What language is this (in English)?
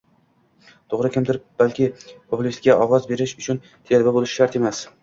Uzbek